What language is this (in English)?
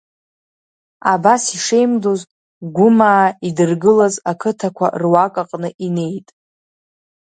Abkhazian